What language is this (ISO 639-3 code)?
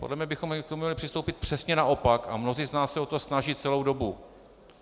ces